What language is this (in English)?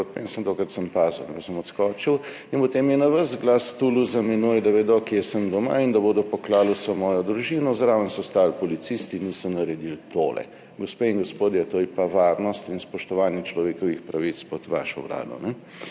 Slovenian